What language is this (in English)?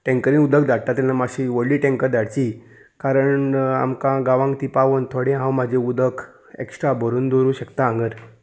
Konkani